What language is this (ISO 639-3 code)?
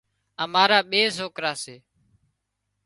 kxp